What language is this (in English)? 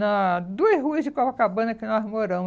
Portuguese